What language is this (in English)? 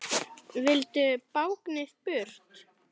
Icelandic